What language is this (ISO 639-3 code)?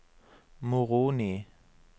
nor